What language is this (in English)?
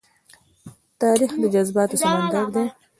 Pashto